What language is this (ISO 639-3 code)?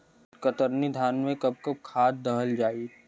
bho